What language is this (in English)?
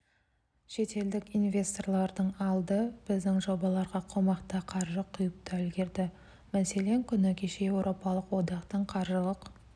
Kazakh